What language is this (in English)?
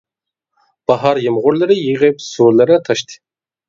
Uyghur